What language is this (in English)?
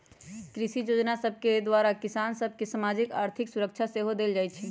Magahi